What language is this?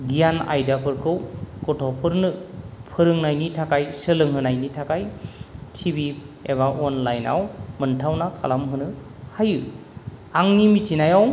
Bodo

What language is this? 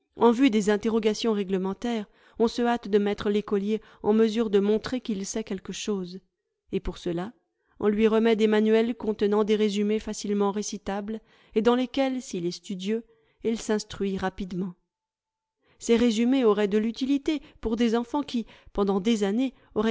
French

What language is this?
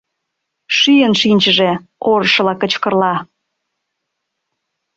Mari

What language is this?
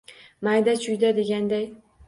Uzbek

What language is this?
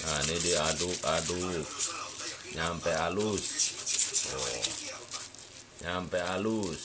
Indonesian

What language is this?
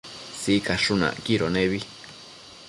Matsés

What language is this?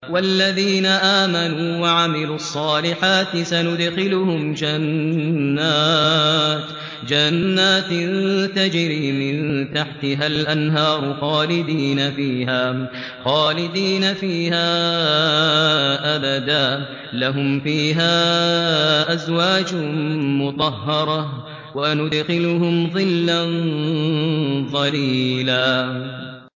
Arabic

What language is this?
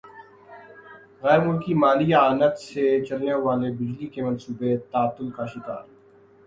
Urdu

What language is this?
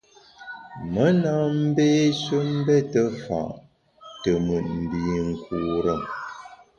Bamun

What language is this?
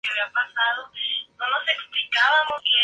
Spanish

